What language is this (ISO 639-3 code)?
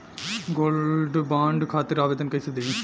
bho